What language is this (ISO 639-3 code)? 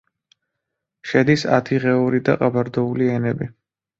kat